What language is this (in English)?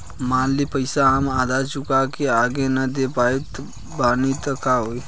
Bhojpuri